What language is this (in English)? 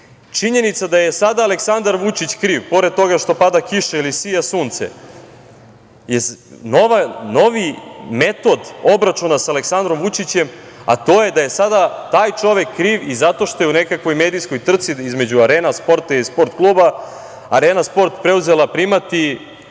Serbian